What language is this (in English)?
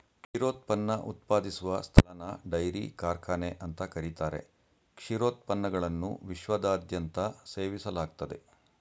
Kannada